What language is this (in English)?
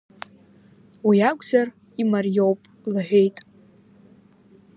Abkhazian